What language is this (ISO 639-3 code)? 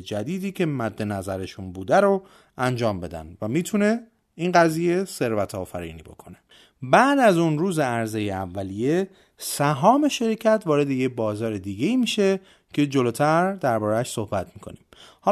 fas